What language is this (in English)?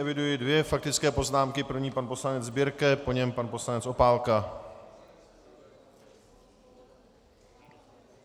Czech